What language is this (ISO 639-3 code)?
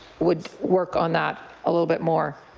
eng